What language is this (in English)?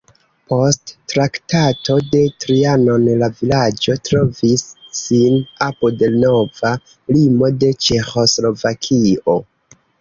Esperanto